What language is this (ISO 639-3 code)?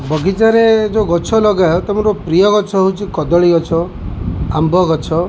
ori